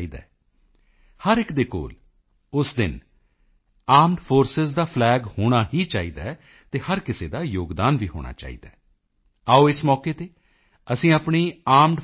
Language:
Punjabi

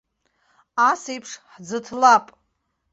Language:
Abkhazian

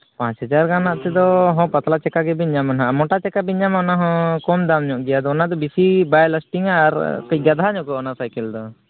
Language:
Santali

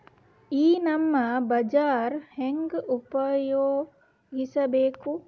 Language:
Kannada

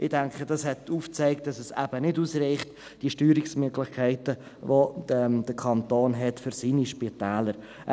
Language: Swiss German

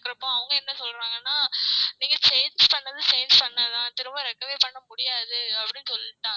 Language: Tamil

